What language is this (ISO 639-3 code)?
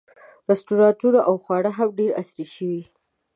pus